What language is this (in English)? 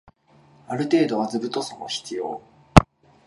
Japanese